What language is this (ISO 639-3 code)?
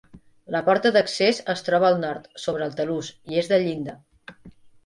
cat